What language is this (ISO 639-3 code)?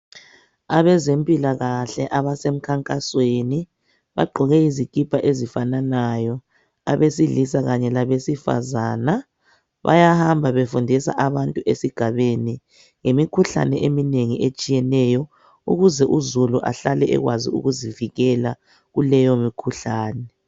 nde